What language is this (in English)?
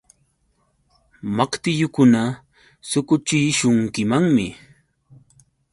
Yauyos Quechua